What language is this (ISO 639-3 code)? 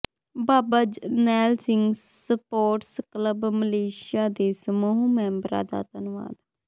pan